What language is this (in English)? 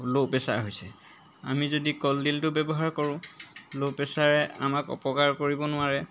Assamese